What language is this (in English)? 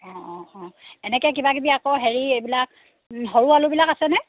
Assamese